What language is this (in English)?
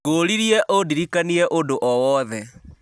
Kikuyu